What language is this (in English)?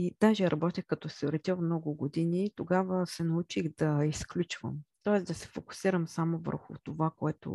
Bulgarian